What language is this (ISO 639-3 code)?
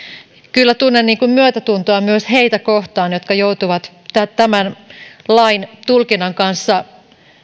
fin